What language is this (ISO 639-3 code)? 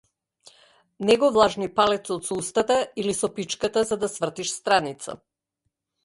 mkd